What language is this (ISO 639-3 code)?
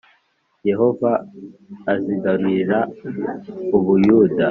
kin